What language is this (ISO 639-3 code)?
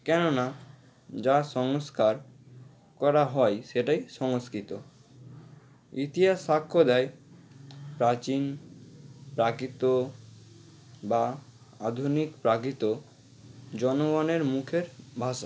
ben